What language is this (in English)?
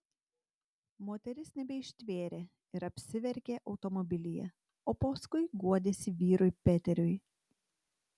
Lithuanian